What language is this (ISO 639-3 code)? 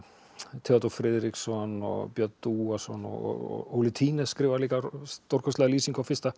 isl